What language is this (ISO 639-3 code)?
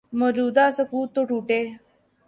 urd